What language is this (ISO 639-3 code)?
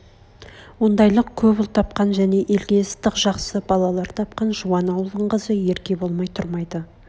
kaz